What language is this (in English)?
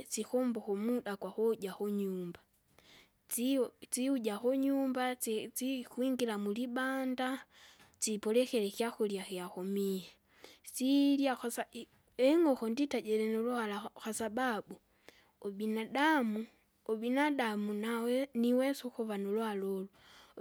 Kinga